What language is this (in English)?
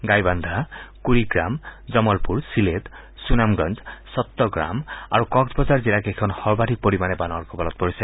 Assamese